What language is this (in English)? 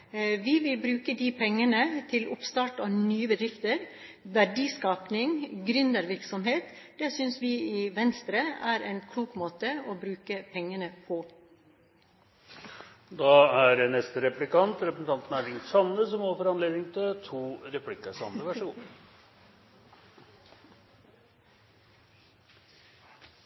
Norwegian